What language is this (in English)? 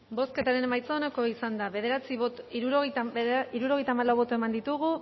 Basque